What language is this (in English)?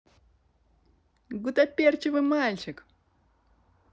Russian